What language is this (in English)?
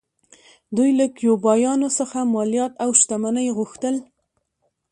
Pashto